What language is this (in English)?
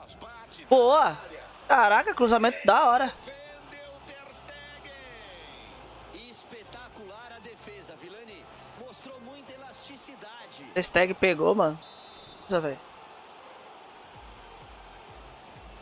Portuguese